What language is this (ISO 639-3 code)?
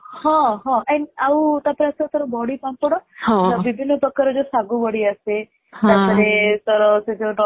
ori